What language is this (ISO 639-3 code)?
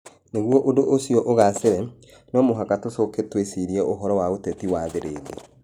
kik